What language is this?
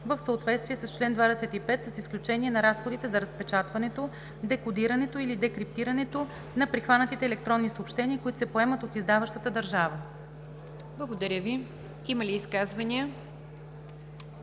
Bulgarian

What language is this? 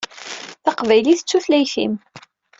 Kabyle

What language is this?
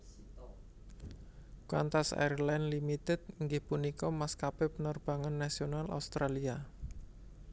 Javanese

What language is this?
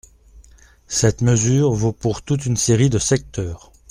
French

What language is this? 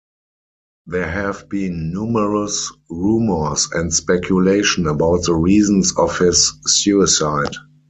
English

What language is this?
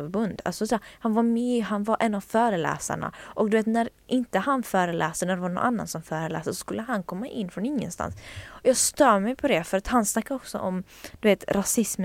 Swedish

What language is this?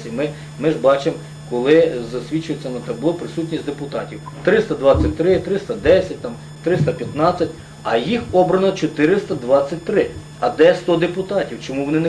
Ukrainian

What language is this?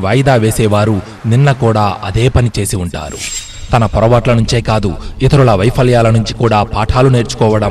Telugu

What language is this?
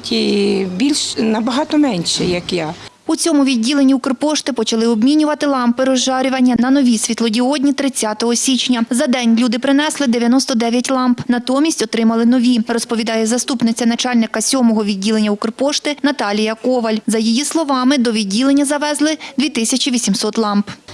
Ukrainian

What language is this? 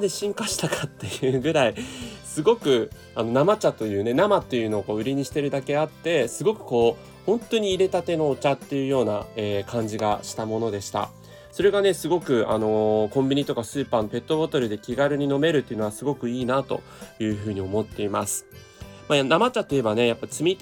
Japanese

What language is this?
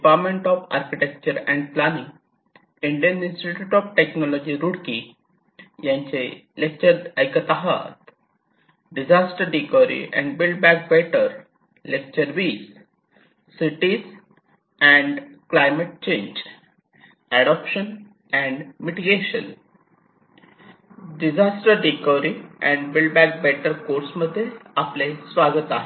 Marathi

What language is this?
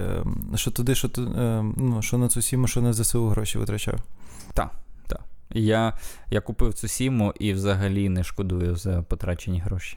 Ukrainian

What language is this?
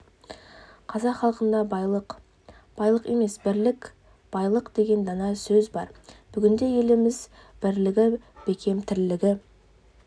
Kazakh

